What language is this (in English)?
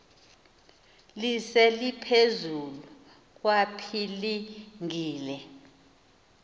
Xhosa